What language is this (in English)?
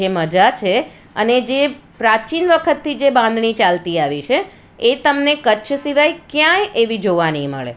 Gujarati